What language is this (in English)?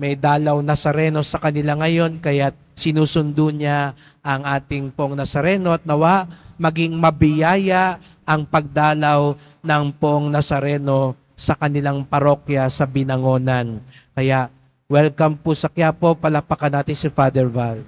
Filipino